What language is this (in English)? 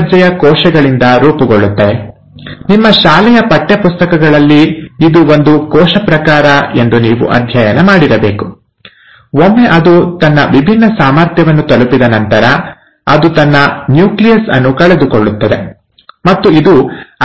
Kannada